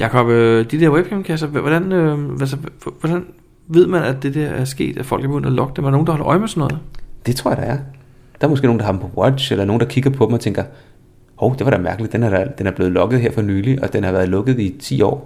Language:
Danish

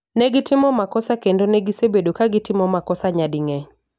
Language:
Luo (Kenya and Tanzania)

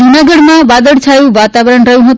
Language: Gujarati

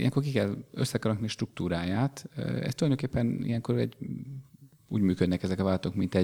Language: Hungarian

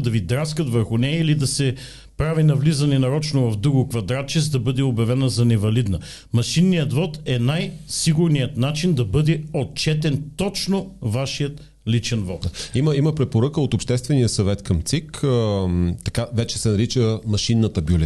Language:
Bulgarian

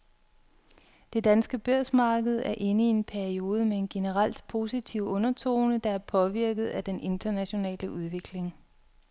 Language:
Danish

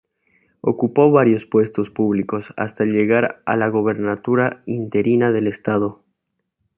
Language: Spanish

